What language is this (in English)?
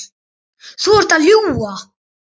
Icelandic